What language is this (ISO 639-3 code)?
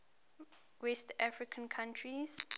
eng